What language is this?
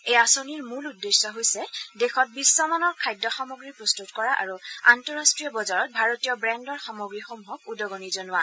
Assamese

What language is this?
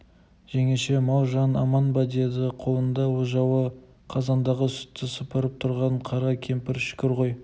Kazakh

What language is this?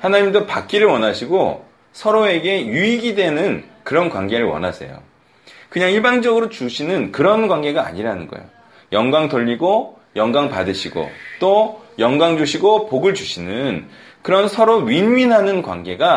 Korean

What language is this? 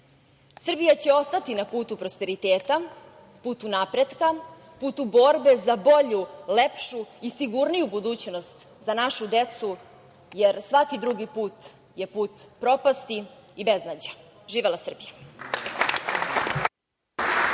Serbian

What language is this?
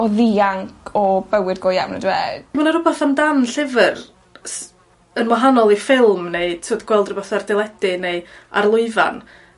Welsh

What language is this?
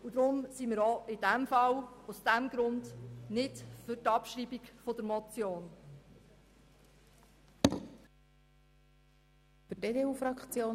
Swiss German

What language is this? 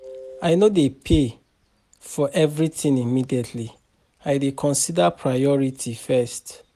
Nigerian Pidgin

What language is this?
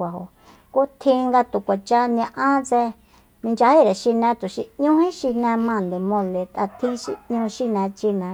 Soyaltepec Mazatec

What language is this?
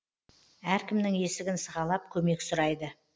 Kazakh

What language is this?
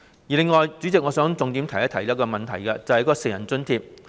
Cantonese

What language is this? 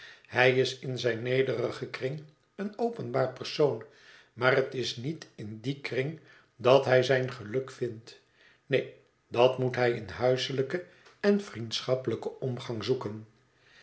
Dutch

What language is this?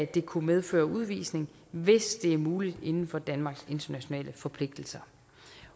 Danish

